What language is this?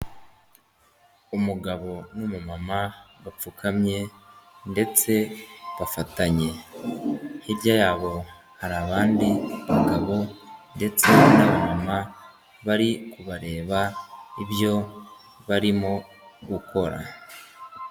Kinyarwanda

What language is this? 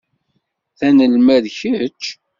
Kabyle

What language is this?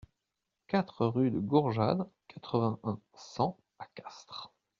French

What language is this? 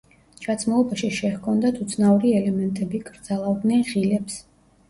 Georgian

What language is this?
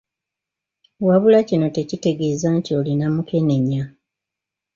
Ganda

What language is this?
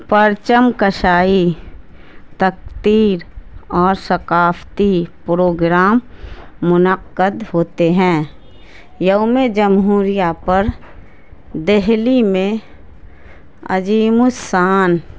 Urdu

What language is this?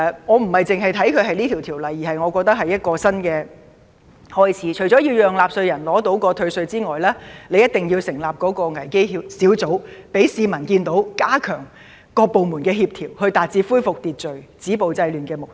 Cantonese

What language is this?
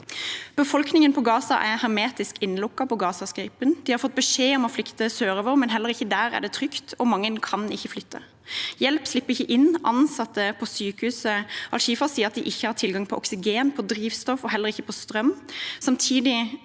Norwegian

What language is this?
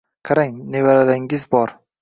Uzbek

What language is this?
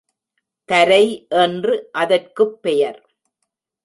Tamil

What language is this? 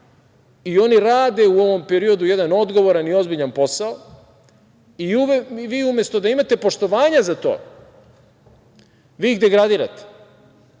Serbian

